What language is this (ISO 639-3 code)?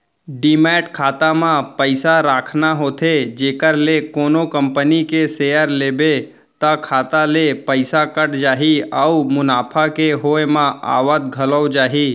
hne